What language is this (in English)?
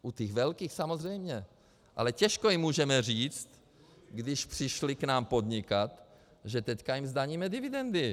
Czech